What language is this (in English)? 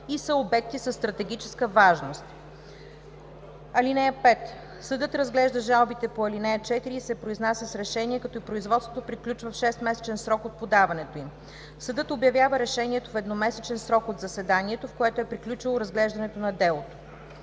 Bulgarian